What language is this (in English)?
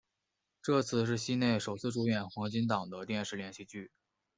Chinese